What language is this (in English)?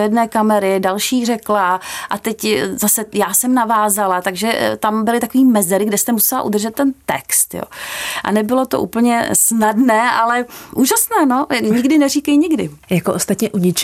Czech